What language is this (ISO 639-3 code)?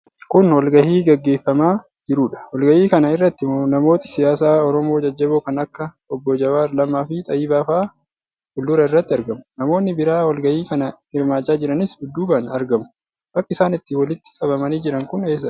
orm